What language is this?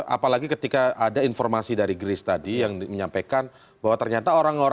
Indonesian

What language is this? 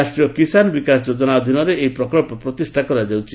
Odia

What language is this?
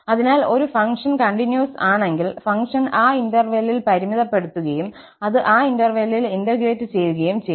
Malayalam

